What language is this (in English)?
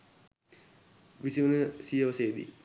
Sinhala